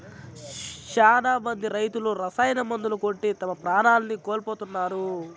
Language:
Telugu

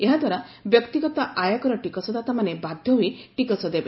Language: Odia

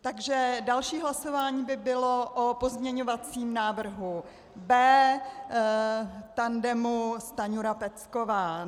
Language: Czech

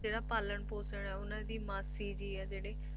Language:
Punjabi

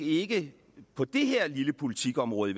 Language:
Danish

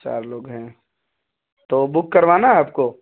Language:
Urdu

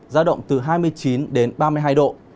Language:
Vietnamese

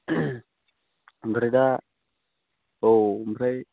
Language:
Bodo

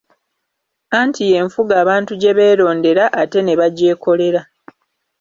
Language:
Ganda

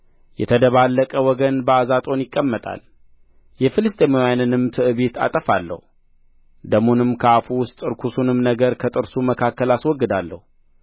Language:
Amharic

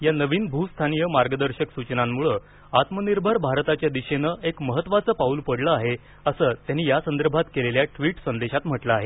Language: Marathi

